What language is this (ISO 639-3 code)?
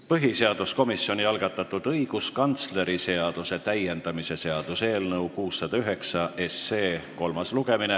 est